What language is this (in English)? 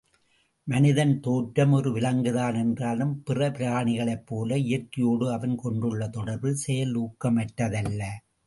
Tamil